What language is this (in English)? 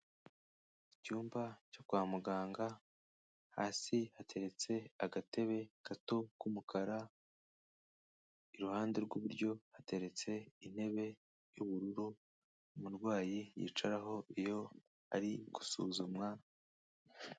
Kinyarwanda